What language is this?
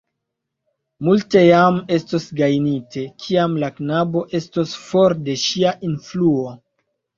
Esperanto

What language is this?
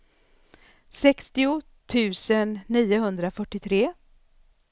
Swedish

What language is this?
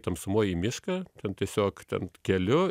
Lithuanian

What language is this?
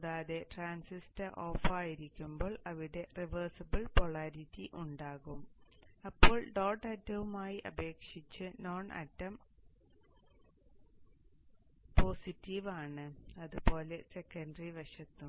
Malayalam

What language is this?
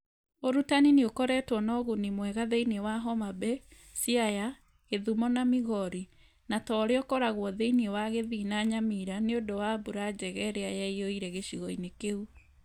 Kikuyu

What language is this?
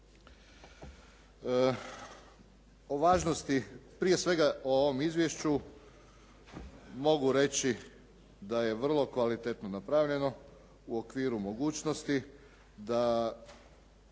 Croatian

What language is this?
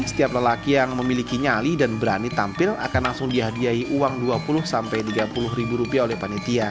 Indonesian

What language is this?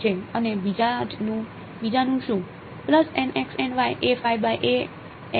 Gujarati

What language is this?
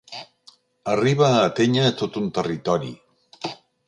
Catalan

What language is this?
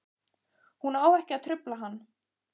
Icelandic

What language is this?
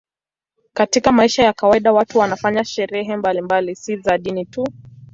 Swahili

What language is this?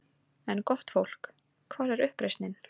Icelandic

